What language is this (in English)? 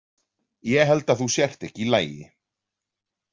Icelandic